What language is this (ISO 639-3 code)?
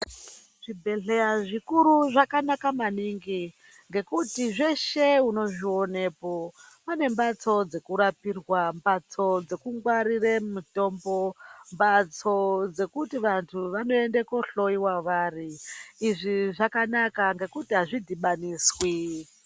ndc